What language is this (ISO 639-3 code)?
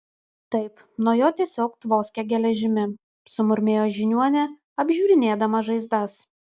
lit